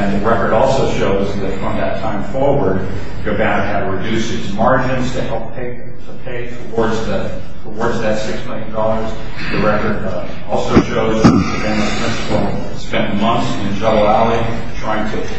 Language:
English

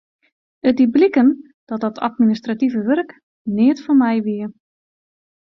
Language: Western Frisian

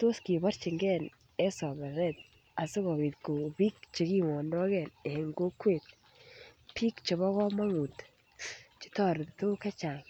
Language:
Kalenjin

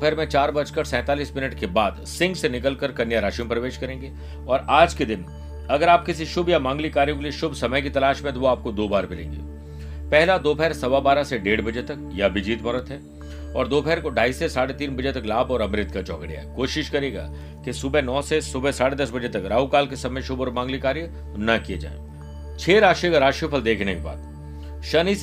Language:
Hindi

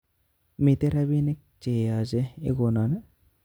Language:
Kalenjin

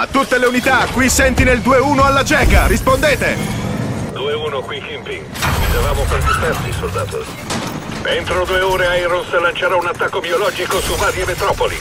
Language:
Italian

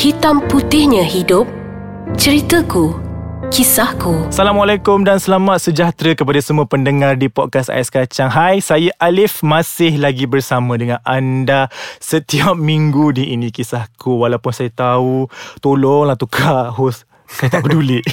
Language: Malay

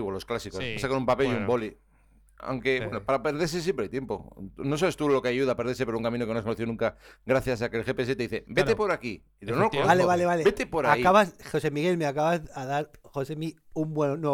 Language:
Spanish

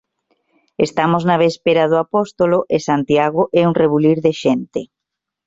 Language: Galician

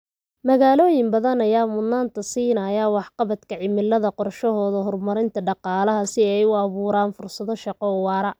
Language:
Somali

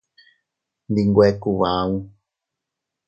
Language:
Teutila Cuicatec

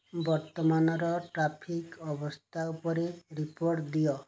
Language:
Odia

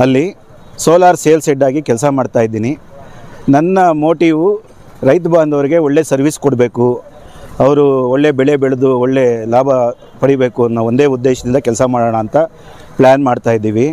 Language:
Kannada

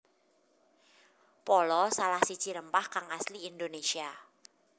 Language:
Javanese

